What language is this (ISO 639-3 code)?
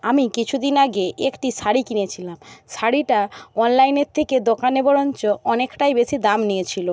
ben